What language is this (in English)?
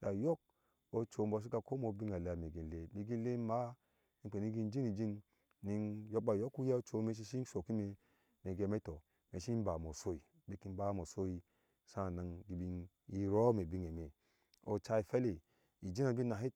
Ashe